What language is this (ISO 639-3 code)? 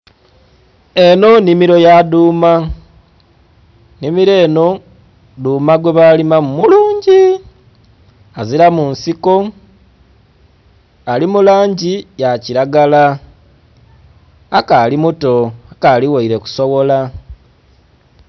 xog